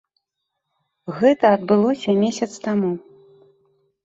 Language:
Belarusian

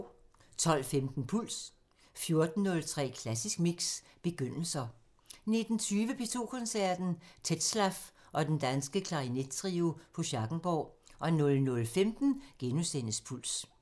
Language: Danish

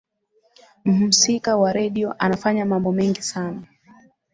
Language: Swahili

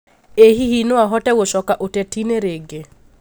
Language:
Kikuyu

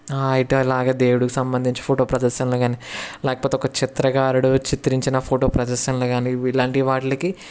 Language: Telugu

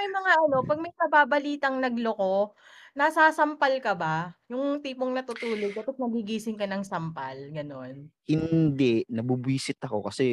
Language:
Filipino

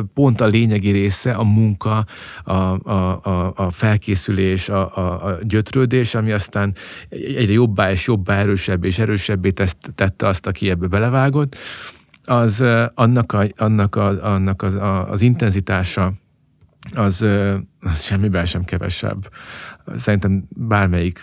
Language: Hungarian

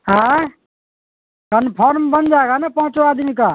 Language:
Urdu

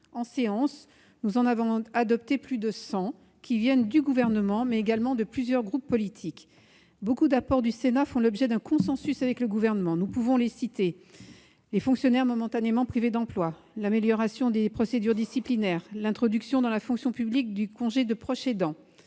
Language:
French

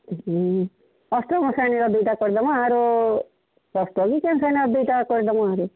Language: Odia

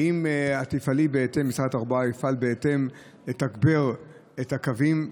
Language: Hebrew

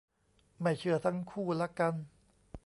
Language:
Thai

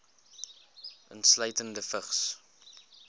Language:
Afrikaans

